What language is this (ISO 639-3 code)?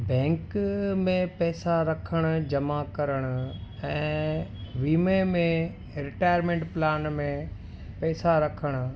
snd